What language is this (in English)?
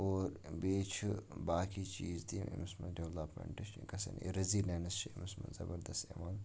Kashmiri